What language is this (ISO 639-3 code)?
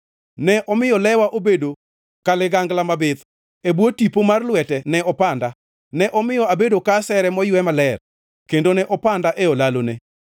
luo